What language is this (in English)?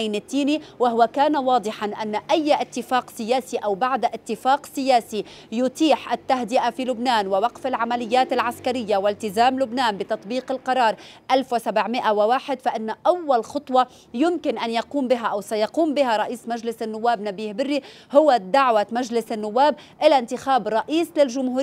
Arabic